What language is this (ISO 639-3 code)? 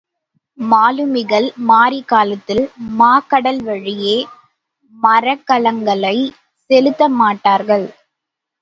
tam